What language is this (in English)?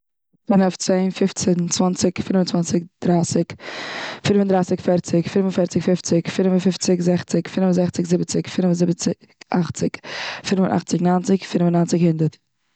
Yiddish